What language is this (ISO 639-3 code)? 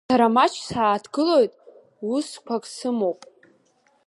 abk